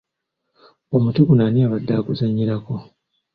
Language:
Ganda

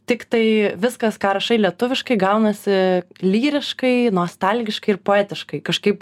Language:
Lithuanian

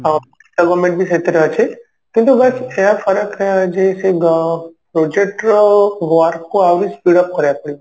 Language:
Odia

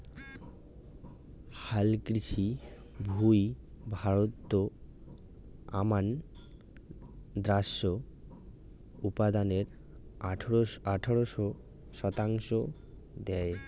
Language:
Bangla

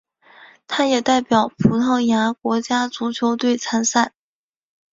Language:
Chinese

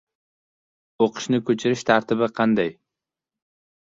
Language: Uzbek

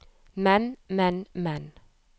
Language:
Norwegian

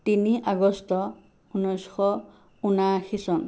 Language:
Assamese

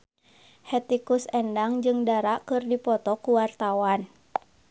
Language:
Sundanese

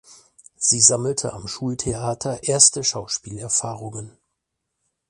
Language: German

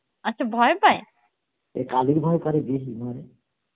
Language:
Bangla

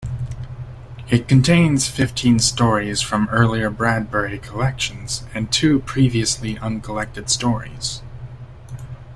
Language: English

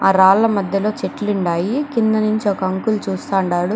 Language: Telugu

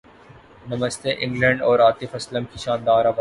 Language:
Urdu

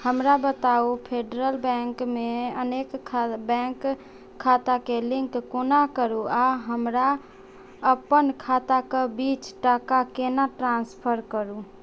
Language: Maithili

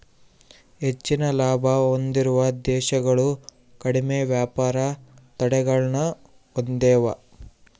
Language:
Kannada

